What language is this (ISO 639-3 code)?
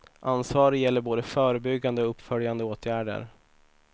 swe